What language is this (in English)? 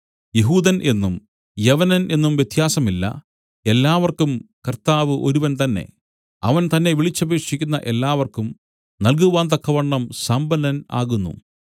Malayalam